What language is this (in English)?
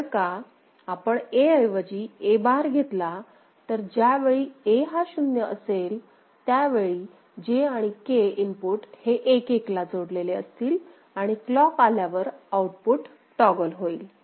Marathi